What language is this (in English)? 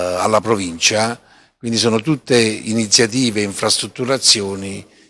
Italian